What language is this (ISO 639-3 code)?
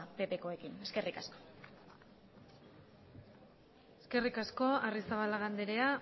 eus